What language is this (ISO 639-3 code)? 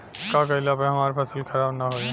bho